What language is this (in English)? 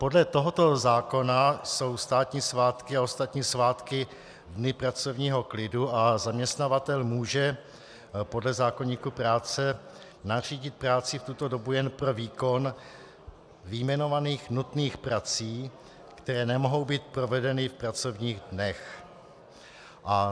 Czech